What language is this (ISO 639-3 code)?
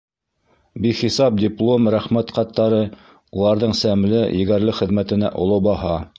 bak